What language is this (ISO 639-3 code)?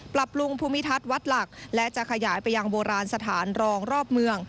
tha